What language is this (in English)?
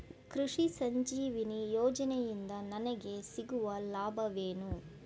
Kannada